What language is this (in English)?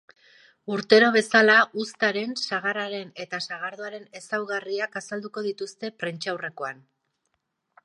Basque